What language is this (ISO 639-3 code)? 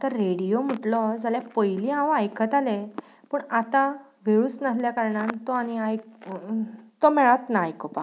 kok